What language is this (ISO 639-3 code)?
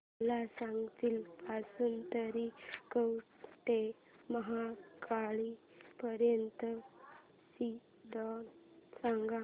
mar